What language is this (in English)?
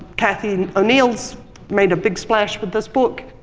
English